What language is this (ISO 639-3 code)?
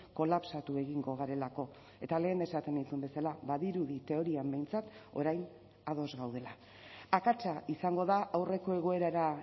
eus